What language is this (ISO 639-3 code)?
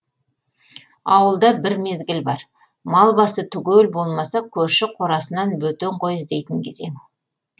kaz